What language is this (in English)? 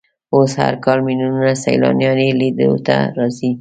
Pashto